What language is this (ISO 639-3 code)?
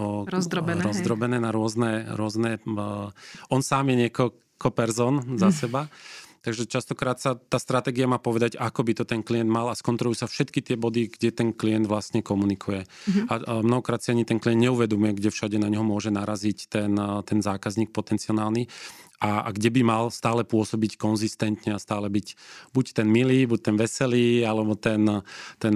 slk